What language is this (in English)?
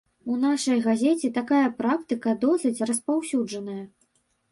Belarusian